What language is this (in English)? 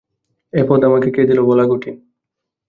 Bangla